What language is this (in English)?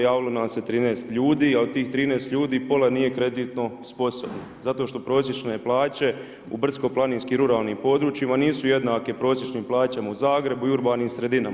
Croatian